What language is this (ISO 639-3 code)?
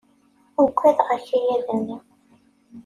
kab